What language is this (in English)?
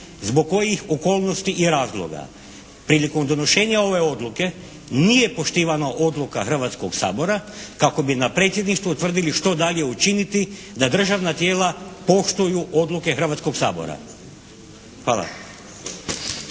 Croatian